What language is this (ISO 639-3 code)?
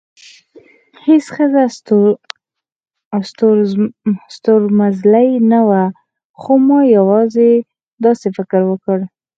pus